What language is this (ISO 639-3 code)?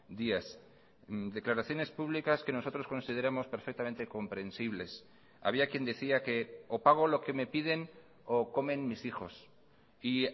spa